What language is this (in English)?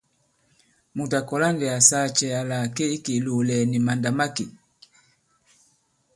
Bankon